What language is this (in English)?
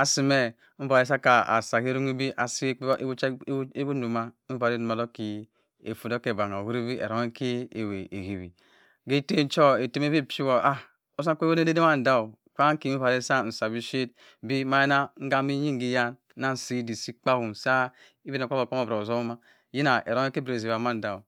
Cross River Mbembe